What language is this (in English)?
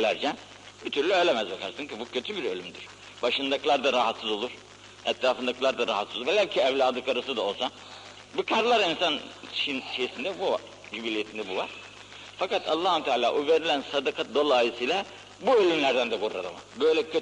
Turkish